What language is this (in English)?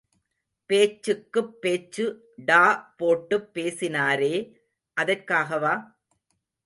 Tamil